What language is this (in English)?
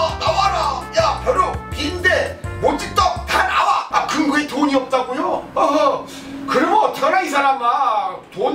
Korean